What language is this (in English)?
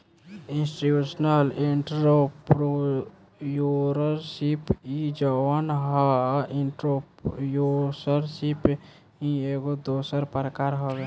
Bhojpuri